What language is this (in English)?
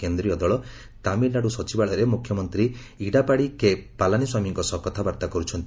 Odia